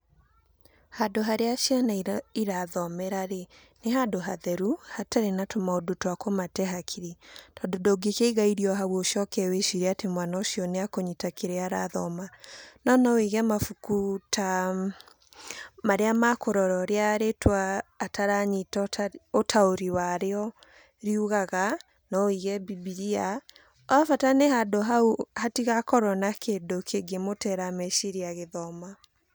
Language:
Kikuyu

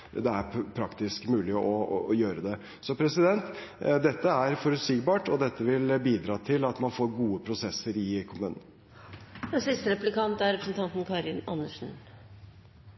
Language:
Norwegian Bokmål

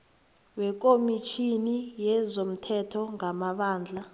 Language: South Ndebele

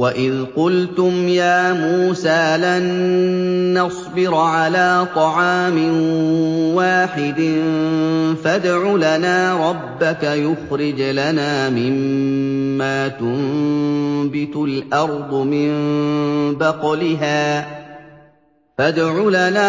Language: Arabic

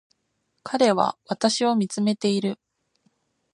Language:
Japanese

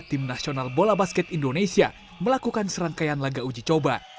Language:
Indonesian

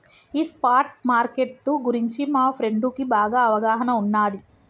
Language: Telugu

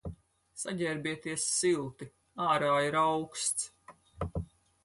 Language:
Latvian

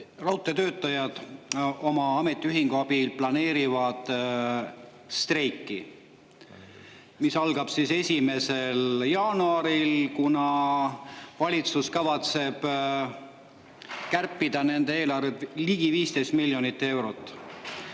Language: Estonian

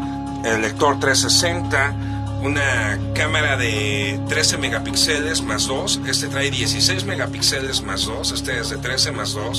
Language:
Spanish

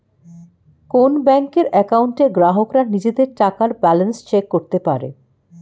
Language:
Bangla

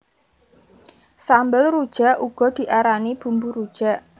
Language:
Javanese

